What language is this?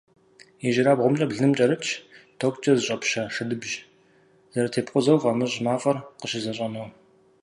Kabardian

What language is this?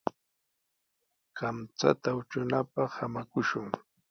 Sihuas Ancash Quechua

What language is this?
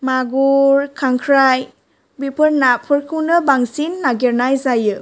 Bodo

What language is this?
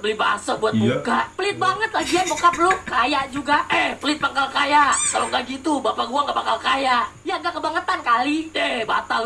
Indonesian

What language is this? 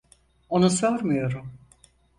Turkish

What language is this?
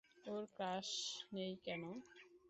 Bangla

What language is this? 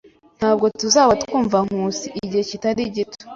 Kinyarwanda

